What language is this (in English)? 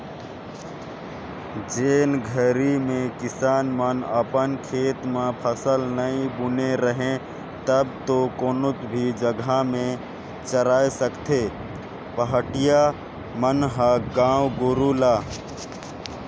Chhattisgarhi